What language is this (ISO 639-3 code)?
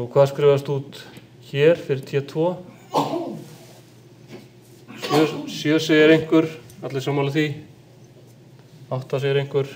ell